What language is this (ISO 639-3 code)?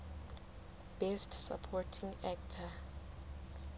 sot